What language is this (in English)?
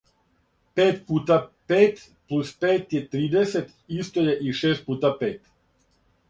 Serbian